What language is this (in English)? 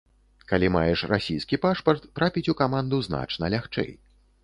Belarusian